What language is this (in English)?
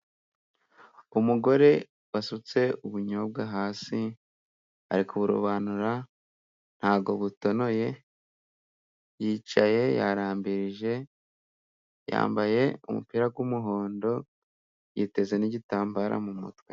Kinyarwanda